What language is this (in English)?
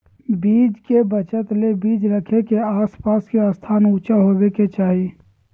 Magahi